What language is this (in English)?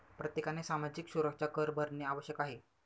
Marathi